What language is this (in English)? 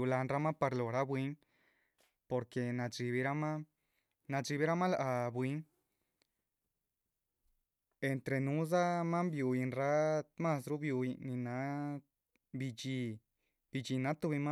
Chichicapan Zapotec